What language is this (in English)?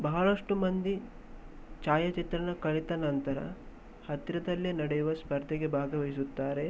Kannada